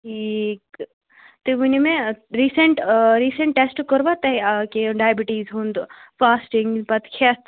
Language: Kashmiri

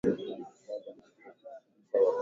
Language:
Swahili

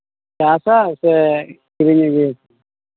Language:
Santali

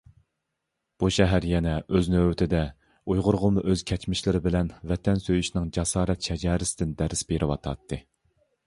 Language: Uyghur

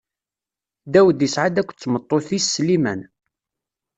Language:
Kabyle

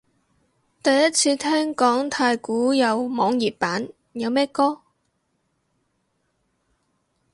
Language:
Cantonese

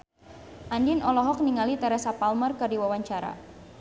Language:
Sundanese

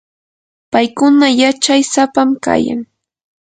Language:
Yanahuanca Pasco Quechua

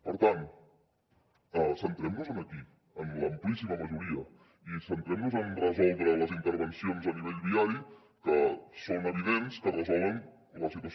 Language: Catalan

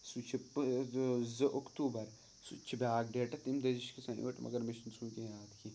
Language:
Kashmiri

